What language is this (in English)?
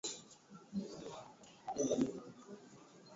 Swahili